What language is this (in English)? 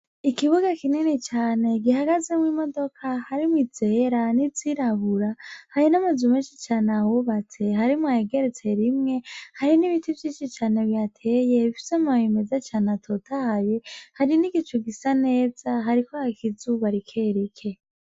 Rundi